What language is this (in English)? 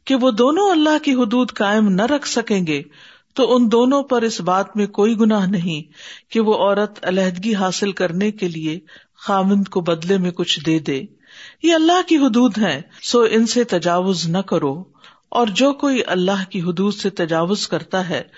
Urdu